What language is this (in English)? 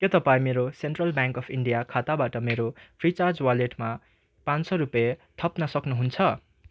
Nepali